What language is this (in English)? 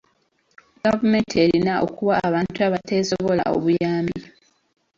Ganda